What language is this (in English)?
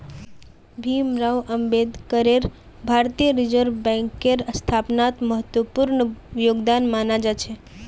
Magahi